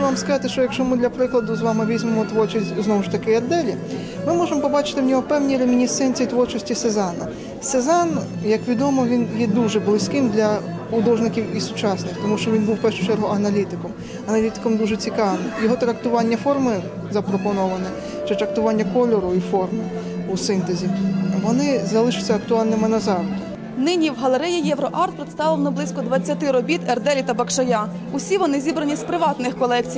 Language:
Ukrainian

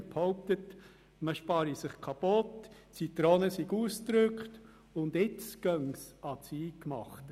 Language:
Swiss German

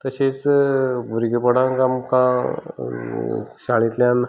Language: Konkani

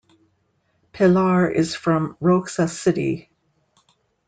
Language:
English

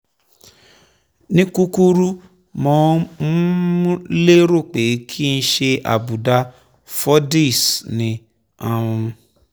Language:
Yoruba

